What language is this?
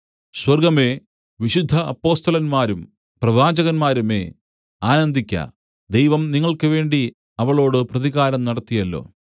Malayalam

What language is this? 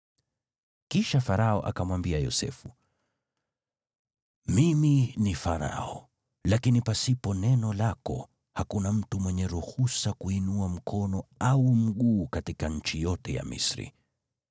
Swahili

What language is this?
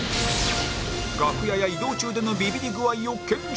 Japanese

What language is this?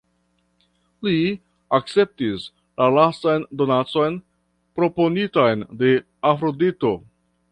Esperanto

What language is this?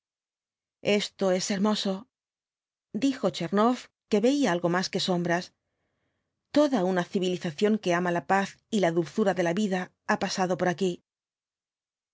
Spanish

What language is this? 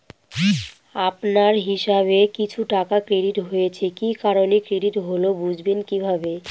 Bangla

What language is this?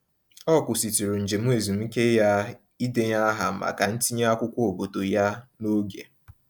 Igbo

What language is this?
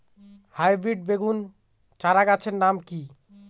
Bangla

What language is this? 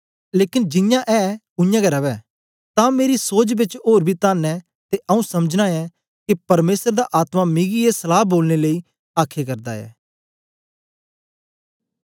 Dogri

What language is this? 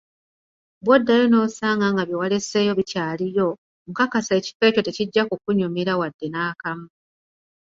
Ganda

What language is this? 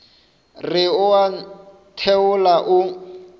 Northern Sotho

